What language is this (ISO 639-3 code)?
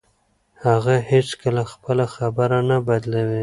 pus